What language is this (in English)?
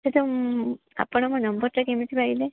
Odia